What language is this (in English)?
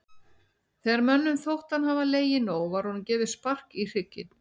Icelandic